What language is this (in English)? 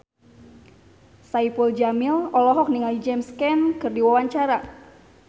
Sundanese